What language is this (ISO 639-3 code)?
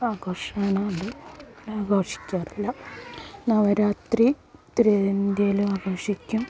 mal